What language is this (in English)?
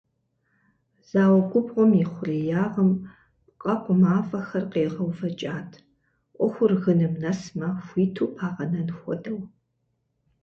Kabardian